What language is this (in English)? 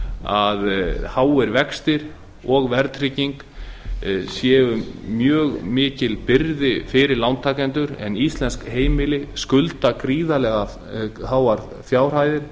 Icelandic